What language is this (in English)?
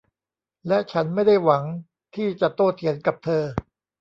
Thai